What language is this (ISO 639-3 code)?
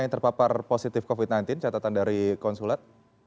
ind